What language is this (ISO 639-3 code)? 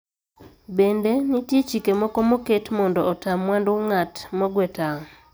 luo